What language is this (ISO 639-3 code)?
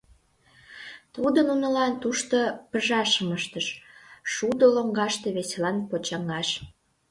chm